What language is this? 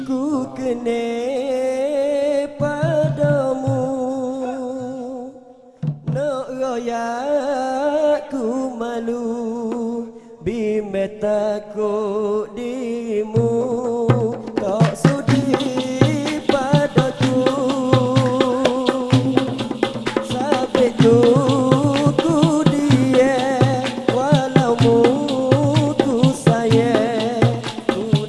Indonesian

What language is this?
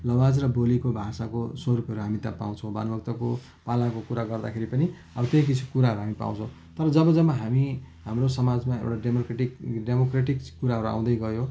Nepali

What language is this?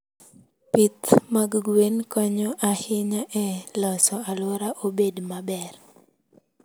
Luo (Kenya and Tanzania)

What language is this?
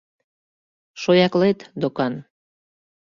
Mari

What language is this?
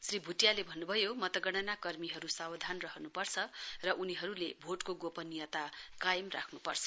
Nepali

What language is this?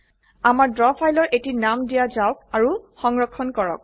Assamese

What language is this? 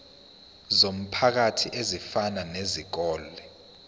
Zulu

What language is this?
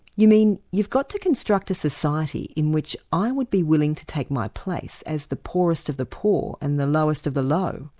English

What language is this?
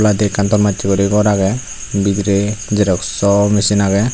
Chakma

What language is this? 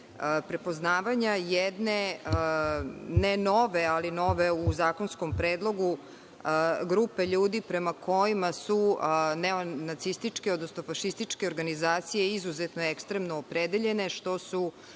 Serbian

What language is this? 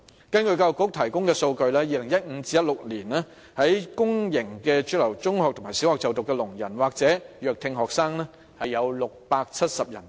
Cantonese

